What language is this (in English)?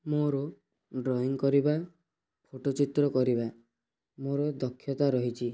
Odia